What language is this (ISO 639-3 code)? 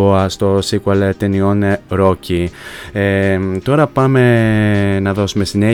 ell